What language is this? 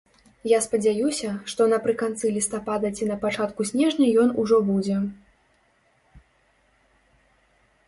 Belarusian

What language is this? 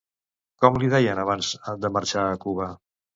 Catalan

